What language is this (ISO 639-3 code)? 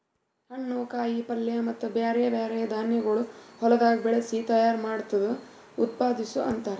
kan